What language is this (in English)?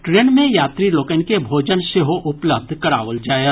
Maithili